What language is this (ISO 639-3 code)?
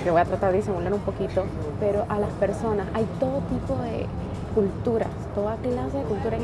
spa